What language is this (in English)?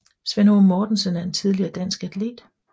Danish